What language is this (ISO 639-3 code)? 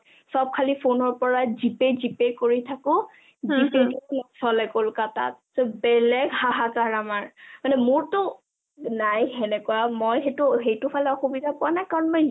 asm